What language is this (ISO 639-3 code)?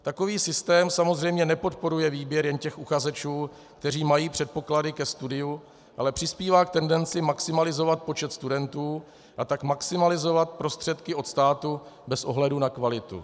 ces